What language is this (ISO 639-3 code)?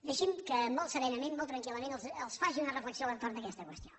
cat